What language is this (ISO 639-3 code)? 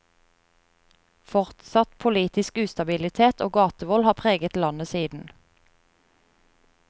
nor